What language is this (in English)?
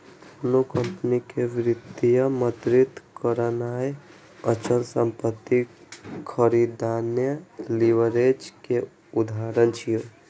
Maithili